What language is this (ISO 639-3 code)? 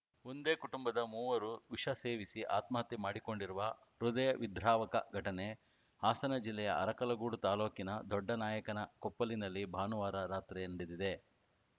kan